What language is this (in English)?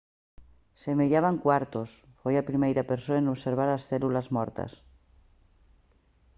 Galician